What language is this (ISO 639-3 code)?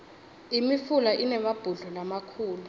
ssw